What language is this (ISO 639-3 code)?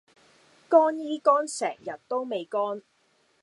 yue